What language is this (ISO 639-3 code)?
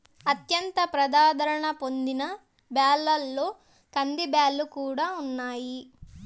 tel